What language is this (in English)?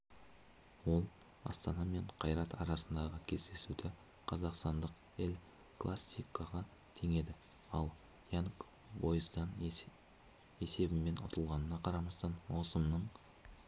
Kazakh